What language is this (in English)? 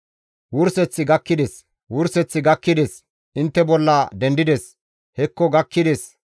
Gamo